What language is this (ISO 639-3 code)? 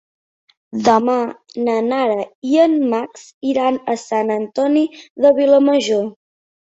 cat